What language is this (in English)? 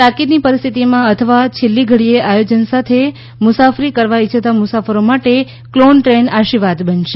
Gujarati